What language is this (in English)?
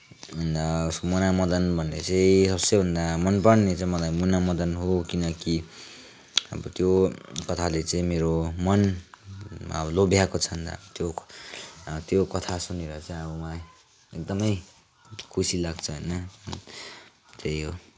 Nepali